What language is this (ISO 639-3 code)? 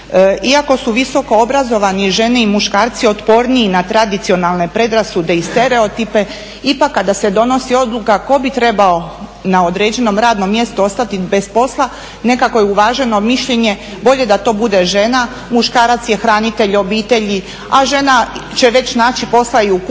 hrv